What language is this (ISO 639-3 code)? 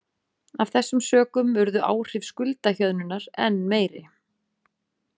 isl